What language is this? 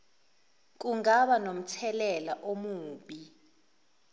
Zulu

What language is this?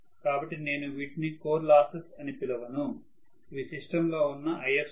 Telugu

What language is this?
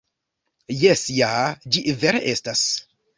Esperanto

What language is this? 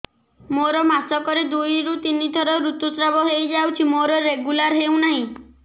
Odia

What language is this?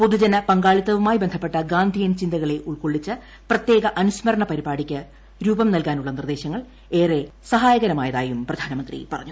Malayalam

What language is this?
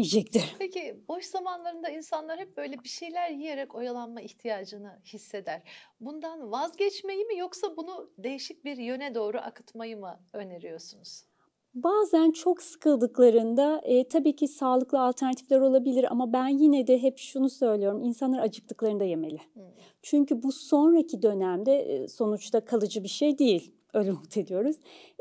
Turkish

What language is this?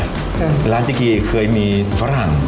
Thai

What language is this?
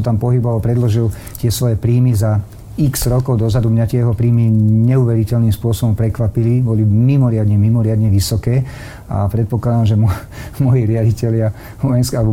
Slovak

